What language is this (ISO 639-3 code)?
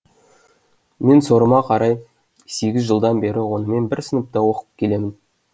kaz